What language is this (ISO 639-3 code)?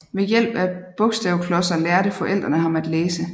dan